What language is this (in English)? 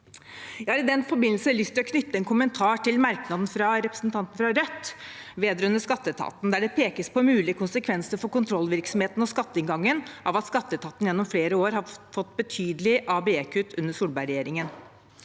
Norwegian